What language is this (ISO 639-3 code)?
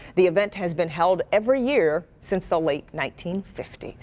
eng